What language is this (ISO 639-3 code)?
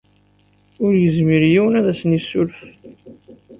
kab